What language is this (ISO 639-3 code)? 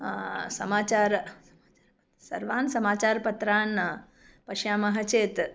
san